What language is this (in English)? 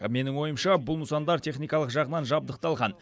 Kazakh